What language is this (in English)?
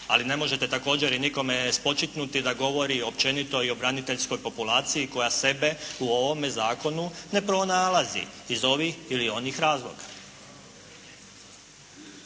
Croatian